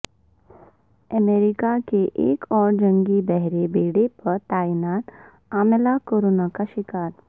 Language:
Urdu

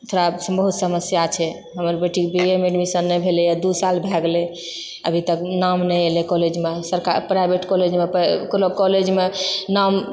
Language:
Maithili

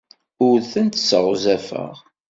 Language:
Kabyle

